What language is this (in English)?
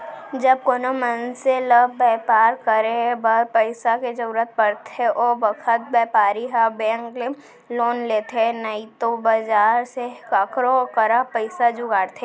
Chhattisgarhi